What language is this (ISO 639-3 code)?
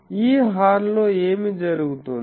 tel